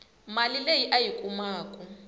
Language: Tsonga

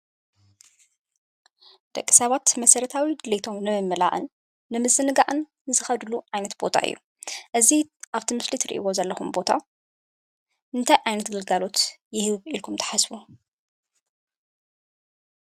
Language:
Tigrinya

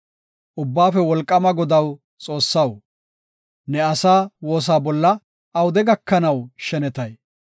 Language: Gofa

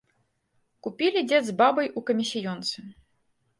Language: Belarusian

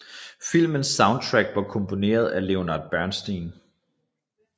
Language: Danish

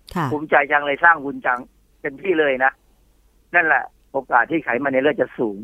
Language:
Thai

